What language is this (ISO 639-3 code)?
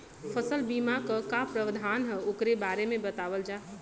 bho